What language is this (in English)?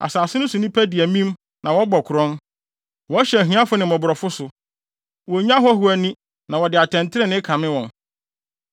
Akan